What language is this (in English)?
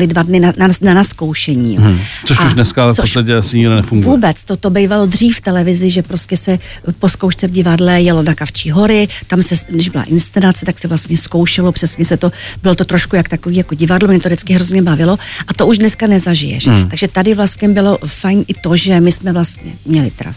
Czech